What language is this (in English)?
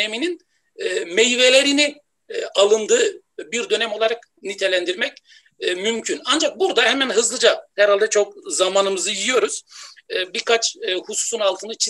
Turkish